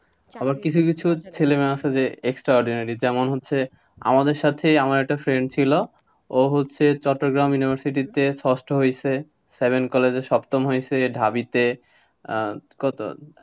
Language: Bangla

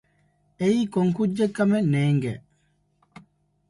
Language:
Divehi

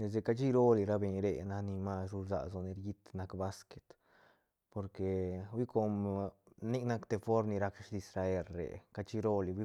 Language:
Santa Catarina Albarradas Zapotec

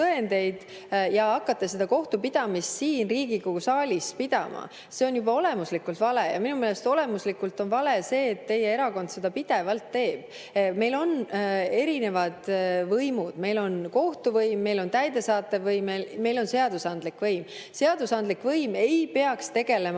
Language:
Estonian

